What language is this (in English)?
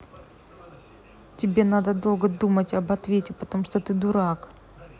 Russian